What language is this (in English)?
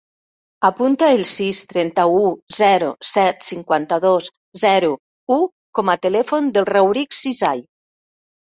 Catalan